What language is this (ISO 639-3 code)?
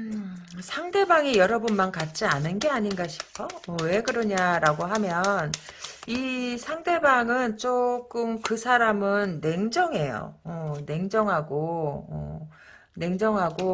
kor